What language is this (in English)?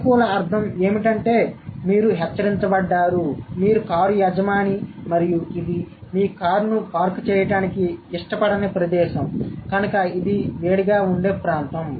Telugu